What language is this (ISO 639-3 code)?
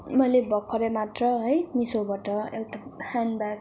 nep